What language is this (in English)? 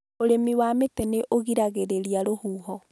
Kikuyu